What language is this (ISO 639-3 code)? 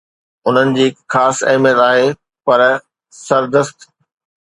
snd